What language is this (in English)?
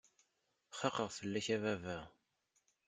Kabyle